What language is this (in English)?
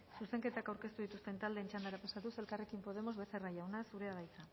Basque